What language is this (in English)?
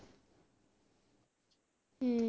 Punjabi